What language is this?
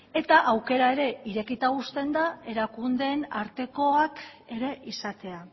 Basque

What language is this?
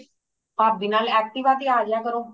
Punjabi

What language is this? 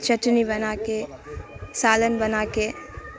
Urdu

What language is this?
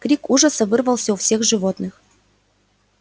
Russian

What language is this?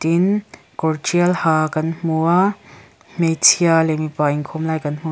Mizo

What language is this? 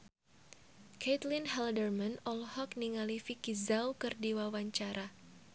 Sundanese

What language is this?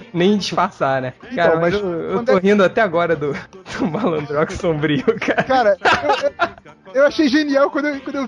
Portuguese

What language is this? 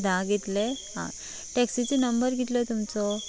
Konkani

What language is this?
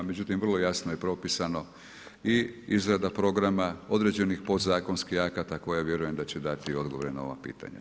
Croatian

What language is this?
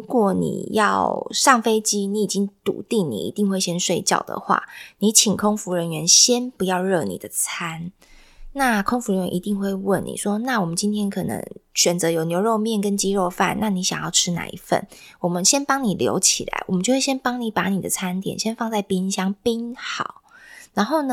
Chinese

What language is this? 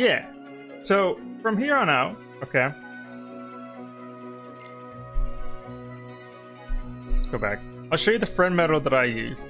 English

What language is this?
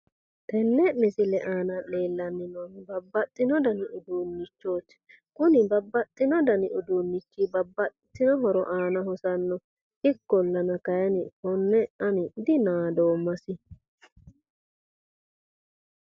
Sidamo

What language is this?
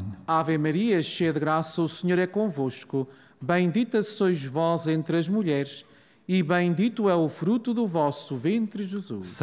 Portuguese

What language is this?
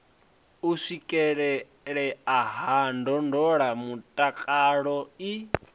Venda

